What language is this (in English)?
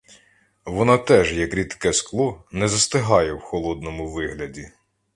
Ukrainian